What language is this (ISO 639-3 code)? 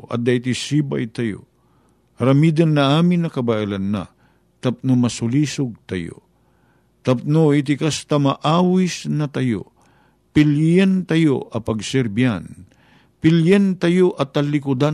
fil